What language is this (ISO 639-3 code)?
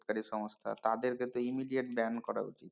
ben